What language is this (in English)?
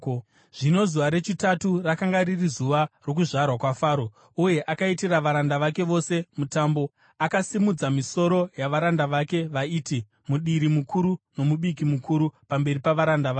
Shona